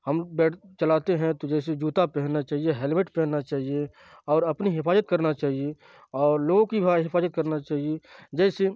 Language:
Urdu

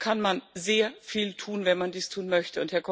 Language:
German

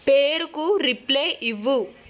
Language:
Telugu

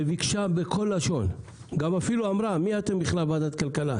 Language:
Hebrew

